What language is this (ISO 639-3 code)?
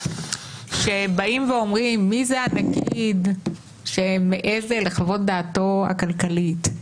heb